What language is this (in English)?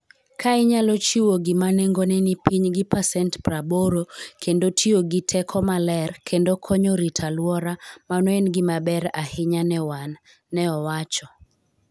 Luo (Kenya and Tanzania)